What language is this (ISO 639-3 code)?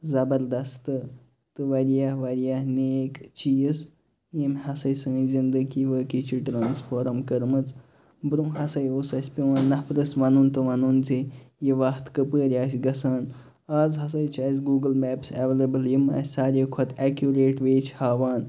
kas